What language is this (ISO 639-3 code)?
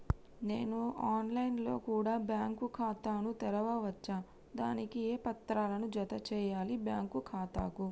tel